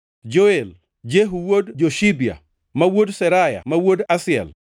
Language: Luo (Kenya and Tanzania)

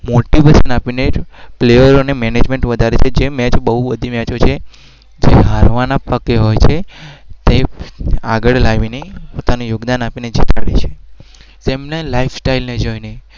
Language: Gujarati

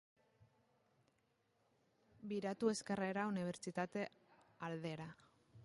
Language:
Basque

